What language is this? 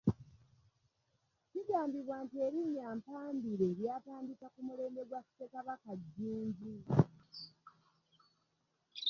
Ganda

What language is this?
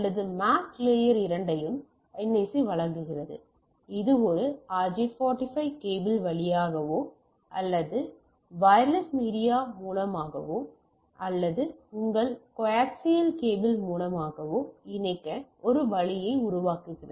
Tamil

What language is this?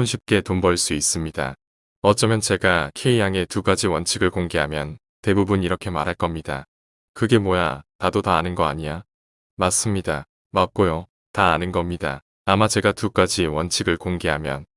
Korean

